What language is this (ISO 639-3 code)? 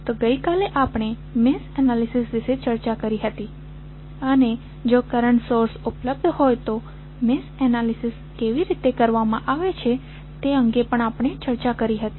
guj